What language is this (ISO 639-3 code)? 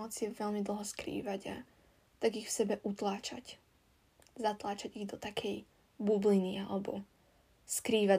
slk